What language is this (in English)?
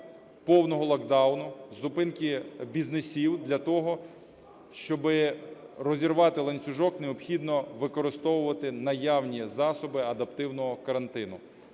Ukrainian